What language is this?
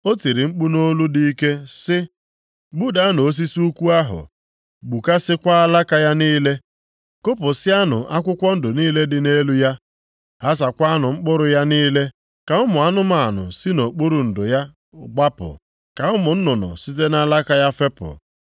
Igbo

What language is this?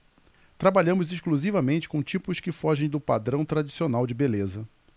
Portuguese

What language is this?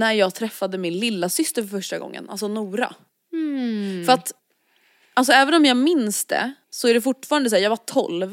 Swedish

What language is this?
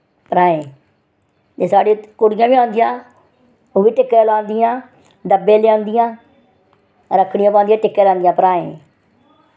Dogri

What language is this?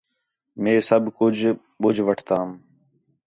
Khetrani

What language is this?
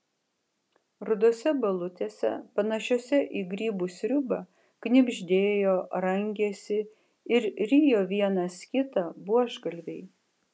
Lithuanian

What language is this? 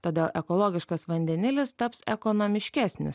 Lithuanian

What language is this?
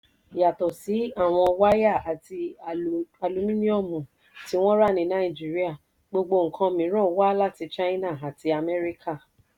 Yoruba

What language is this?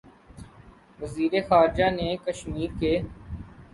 Urdu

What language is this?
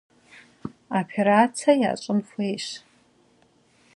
Kabardian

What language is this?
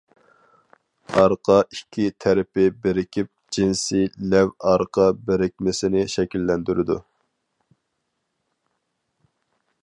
Uyghur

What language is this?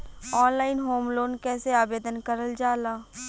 Bhojpuri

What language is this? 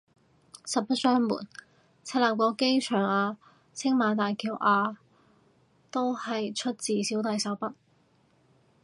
Cantonese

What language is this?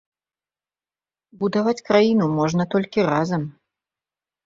Belarusian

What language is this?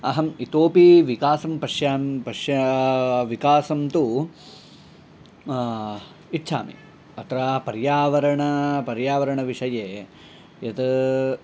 Sanskrit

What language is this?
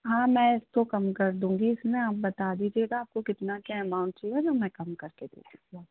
Hindi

